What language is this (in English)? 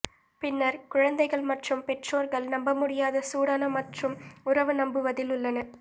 Tamil